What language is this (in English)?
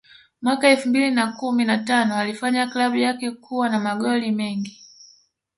Swahili